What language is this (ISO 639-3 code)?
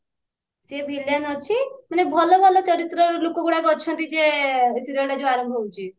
ori